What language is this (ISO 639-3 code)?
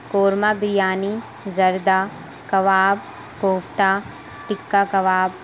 urd